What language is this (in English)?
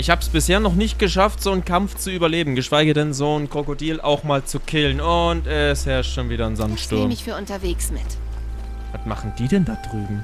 German